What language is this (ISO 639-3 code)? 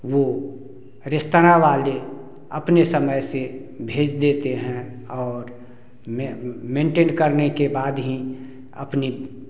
hin